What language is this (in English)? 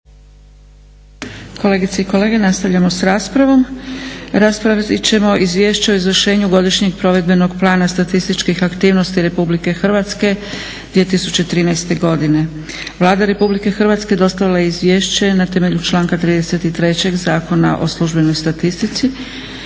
Croatian